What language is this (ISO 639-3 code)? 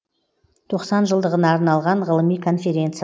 kaz